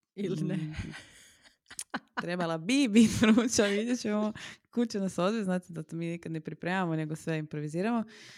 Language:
Croatian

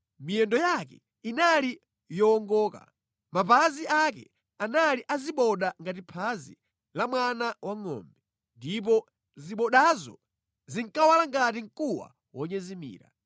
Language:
Nyanja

